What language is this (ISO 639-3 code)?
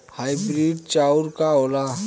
bho